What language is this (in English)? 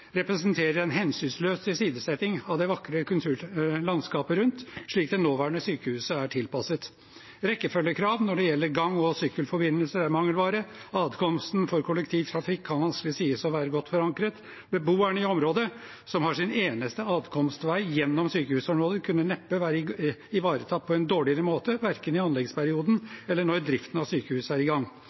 Norwegian Bokmål